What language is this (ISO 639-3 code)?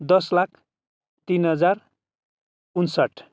nep